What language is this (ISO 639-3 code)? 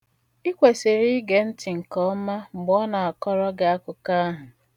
ibo